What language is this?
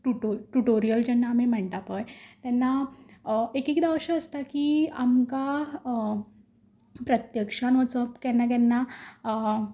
Konkani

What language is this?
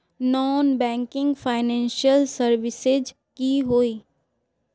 Magahi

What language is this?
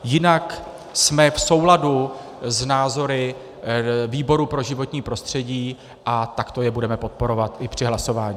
Czech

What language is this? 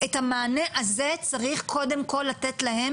Hebrew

